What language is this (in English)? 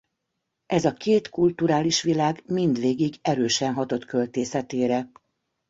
Hungarian